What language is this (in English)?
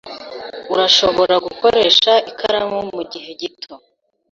Kinyarwanda